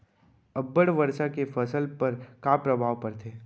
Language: Chhattisgarhi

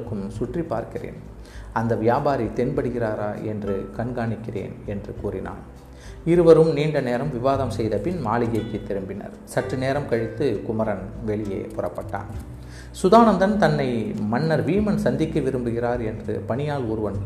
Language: Tamil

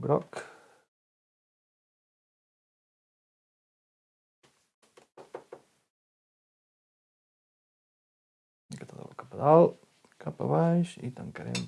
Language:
Catalan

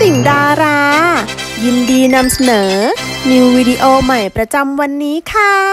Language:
Thai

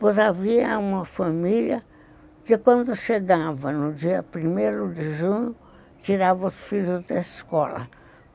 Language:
Portuguese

